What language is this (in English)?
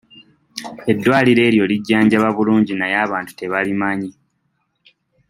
Ganda